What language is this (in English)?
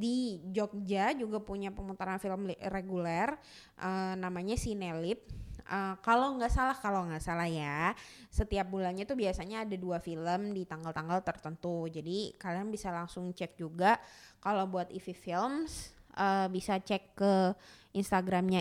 Indonesian